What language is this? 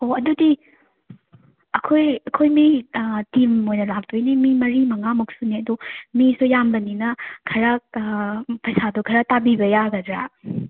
Manipuri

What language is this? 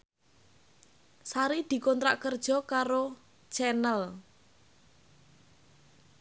Javanese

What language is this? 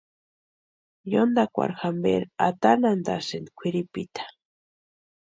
Western Highland Purepecha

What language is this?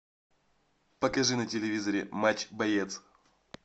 Russian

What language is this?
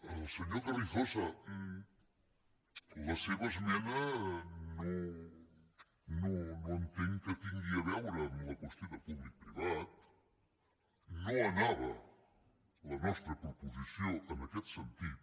Catalan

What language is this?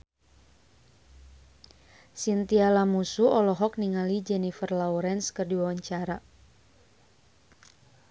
Sundanese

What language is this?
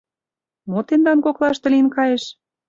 Mari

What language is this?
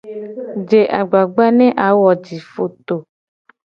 Gen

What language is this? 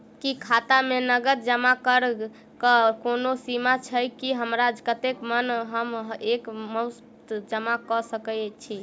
Maithili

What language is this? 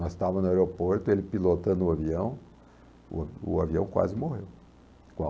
Portuguese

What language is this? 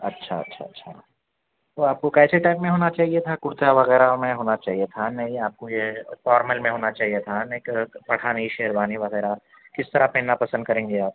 Urdu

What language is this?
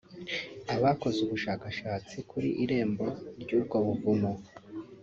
Kinyarwanda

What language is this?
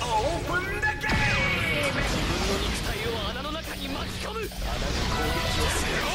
Japanese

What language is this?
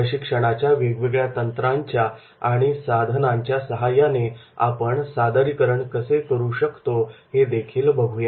Marathi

